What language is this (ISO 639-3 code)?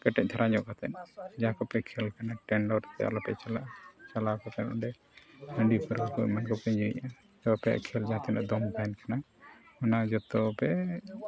sat